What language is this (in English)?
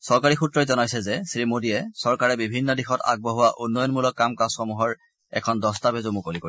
Assamese